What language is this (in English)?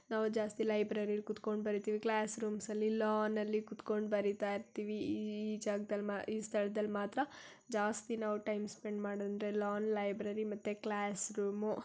Kannada